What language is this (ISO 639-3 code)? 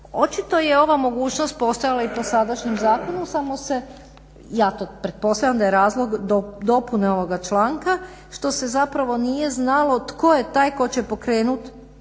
hrv